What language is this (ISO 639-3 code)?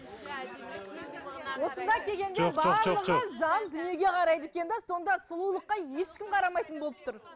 kaz